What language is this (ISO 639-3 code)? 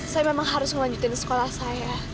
ind